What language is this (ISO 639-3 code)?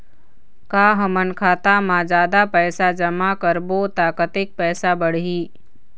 hne